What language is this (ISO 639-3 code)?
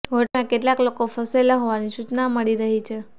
guj